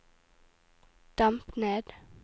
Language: Norwegian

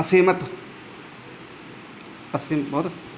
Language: Punjabi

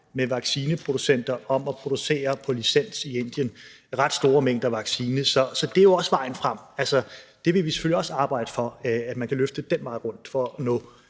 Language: Danish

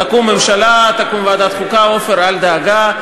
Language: Hebrew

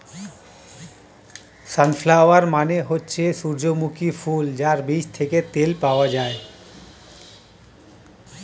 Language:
Bangla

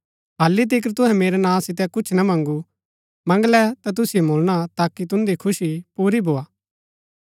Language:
Gaddi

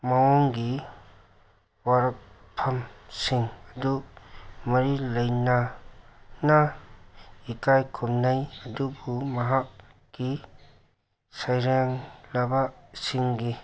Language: Manipuri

